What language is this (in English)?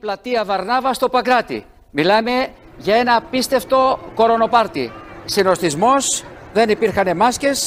Greek